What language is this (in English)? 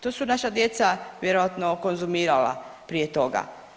Croatian